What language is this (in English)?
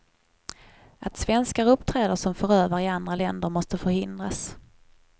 Swedish